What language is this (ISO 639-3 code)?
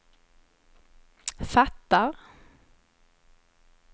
swe